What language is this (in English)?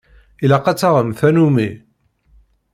Kabyle